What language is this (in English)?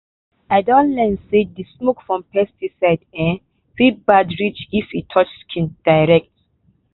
Nigerian Pidgin